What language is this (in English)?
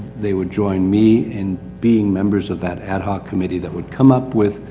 English